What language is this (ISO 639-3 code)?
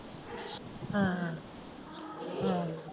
pan